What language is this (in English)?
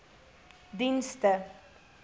Afrikaans